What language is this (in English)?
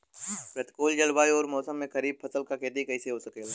Bhojpuri